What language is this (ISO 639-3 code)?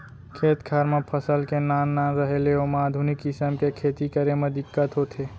hne